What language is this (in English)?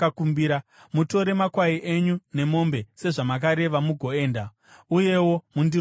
Shona